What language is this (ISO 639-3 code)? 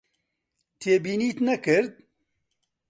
ckb